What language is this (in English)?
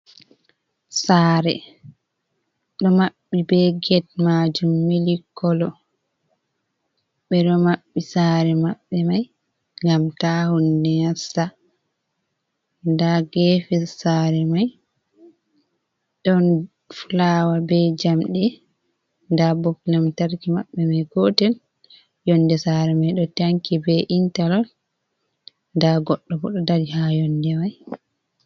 Fula